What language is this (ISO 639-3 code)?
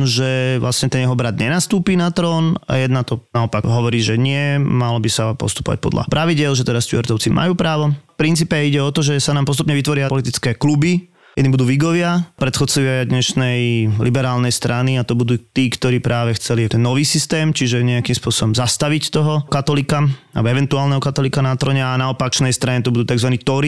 slk